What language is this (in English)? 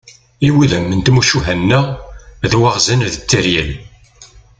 Kabyle